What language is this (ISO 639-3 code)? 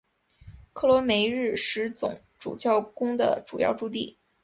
zho